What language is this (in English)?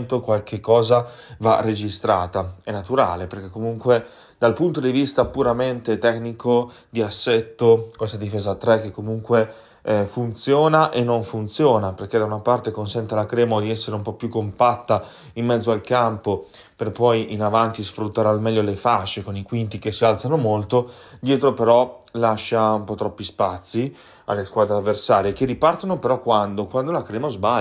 Italian